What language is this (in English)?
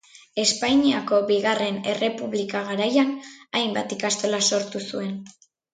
Basque